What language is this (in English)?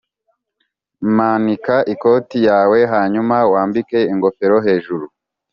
Kinyarwanda